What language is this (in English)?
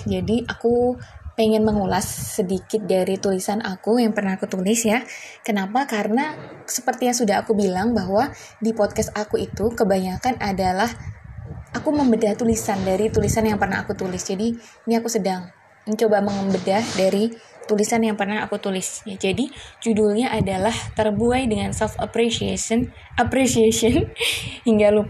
Indonesian